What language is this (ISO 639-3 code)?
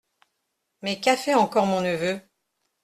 fra